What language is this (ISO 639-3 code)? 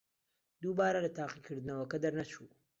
ckb